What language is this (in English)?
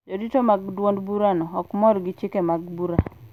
Luo (Kenya and Tanzania)